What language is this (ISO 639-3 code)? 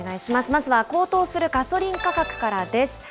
jpn